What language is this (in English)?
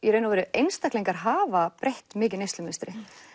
Icelandic